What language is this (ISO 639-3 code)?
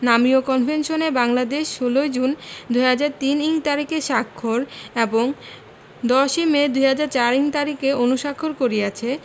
ben